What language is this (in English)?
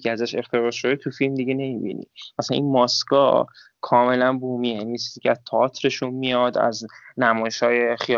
Persian